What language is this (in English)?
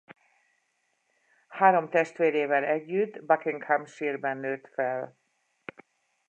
Hungarian